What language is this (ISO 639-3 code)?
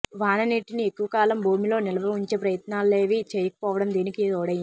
tel